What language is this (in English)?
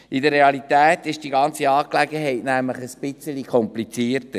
Swiss German